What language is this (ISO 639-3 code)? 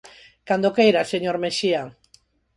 glg